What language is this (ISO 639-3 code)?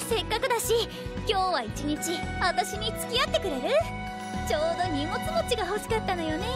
jpn